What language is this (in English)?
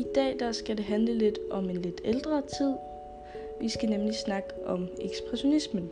Danish